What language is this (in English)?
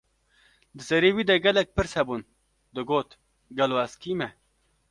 Kurdish